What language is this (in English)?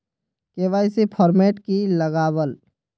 Magahi